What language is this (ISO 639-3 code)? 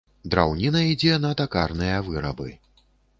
bel